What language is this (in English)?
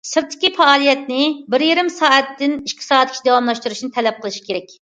Uyghur